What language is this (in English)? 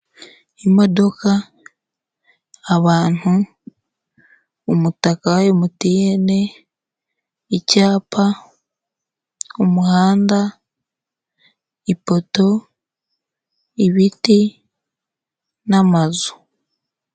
Kinyarwanda